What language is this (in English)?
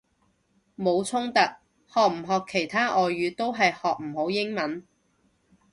Cantonese